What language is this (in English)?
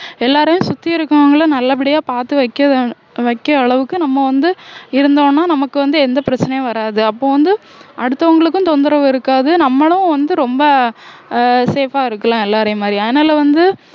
Tamil